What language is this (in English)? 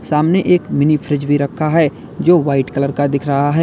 Hindi